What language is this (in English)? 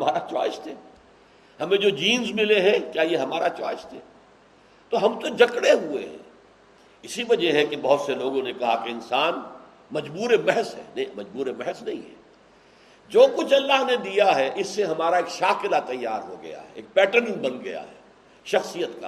Urdu